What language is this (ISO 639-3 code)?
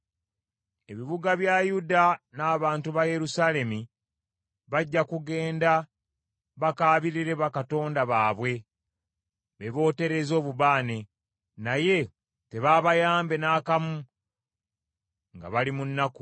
lug